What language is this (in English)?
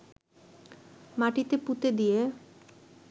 Bangla